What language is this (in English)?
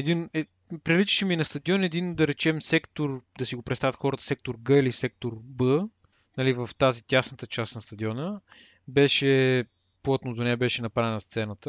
Bulgarian